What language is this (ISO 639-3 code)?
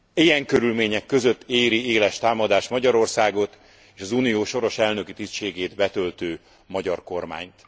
hun